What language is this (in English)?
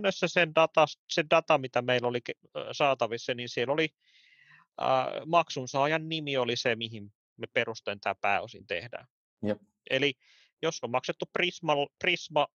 Finnish